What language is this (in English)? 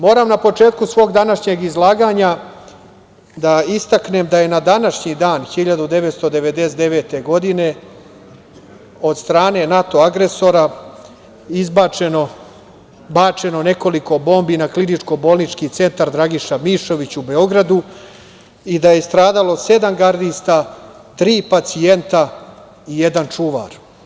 Serbian